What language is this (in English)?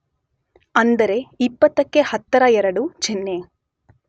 Kannada